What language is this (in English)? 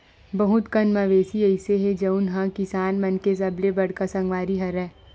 Chhattisgarhi